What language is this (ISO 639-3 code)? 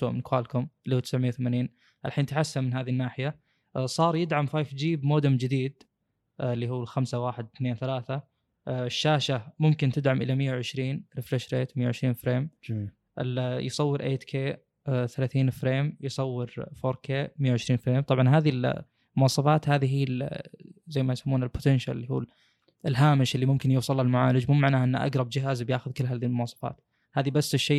ara